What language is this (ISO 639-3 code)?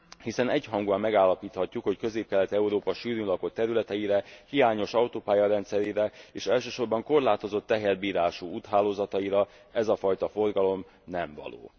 hun